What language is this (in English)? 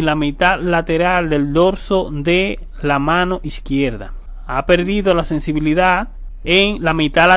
Spanish